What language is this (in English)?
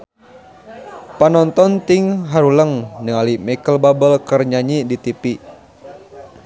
Sundanese